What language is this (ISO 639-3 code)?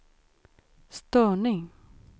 swe